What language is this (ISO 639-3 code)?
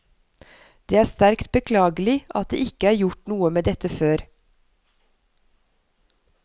nor